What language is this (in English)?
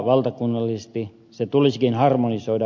Finnish